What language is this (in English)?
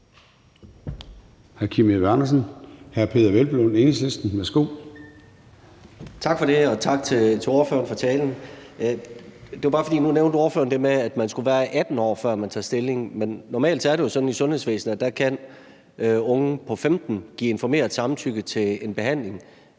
Danish